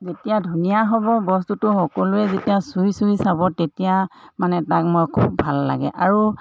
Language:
Assamese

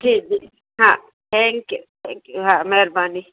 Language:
Sindhi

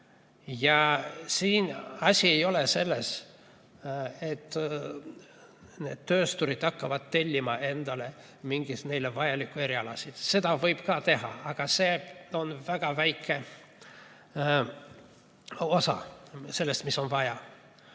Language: Estonian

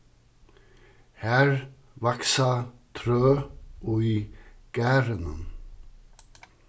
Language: Faroese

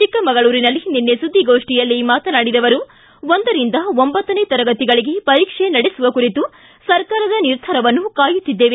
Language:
Kannada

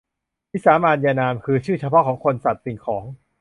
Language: Thai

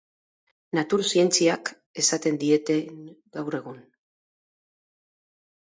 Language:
Basque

